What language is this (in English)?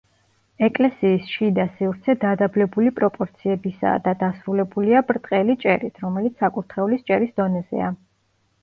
Georgian